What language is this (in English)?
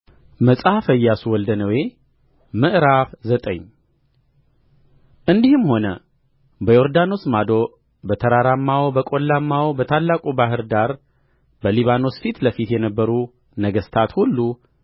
Amharic